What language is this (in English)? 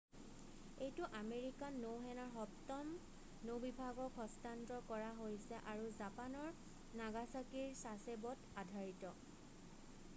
Assamese